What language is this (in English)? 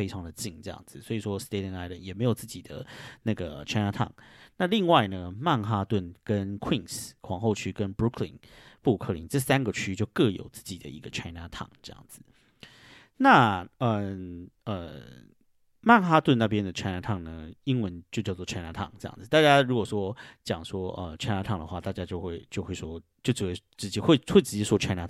Chinese